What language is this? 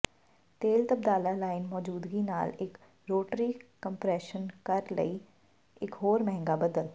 Punjabi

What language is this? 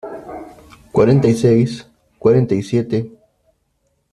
Spanish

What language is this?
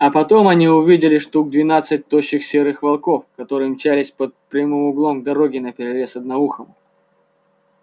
Russian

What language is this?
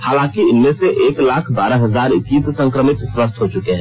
Hindi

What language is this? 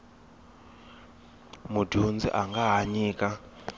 Tsonga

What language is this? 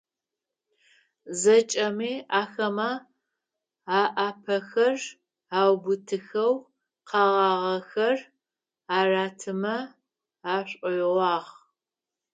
Adyghe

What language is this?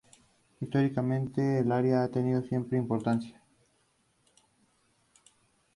Spanish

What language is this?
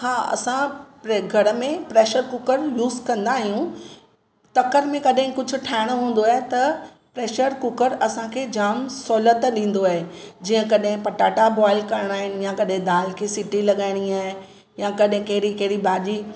Sindhi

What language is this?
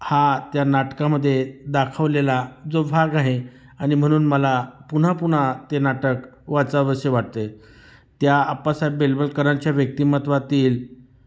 Marathi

